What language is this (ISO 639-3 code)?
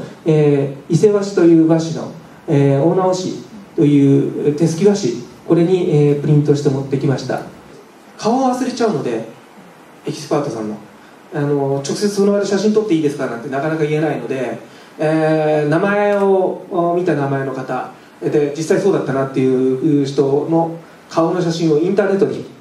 jpn